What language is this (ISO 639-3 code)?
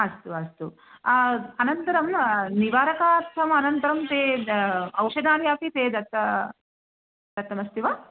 san